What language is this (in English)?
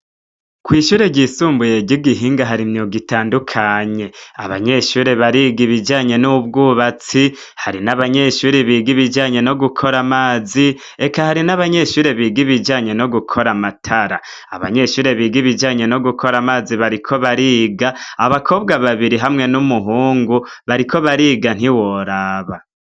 Rundi